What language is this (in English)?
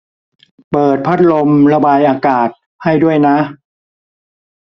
Thai